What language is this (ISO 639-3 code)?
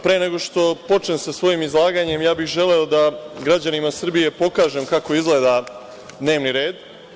srp